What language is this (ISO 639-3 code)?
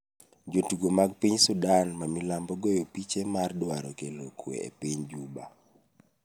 luo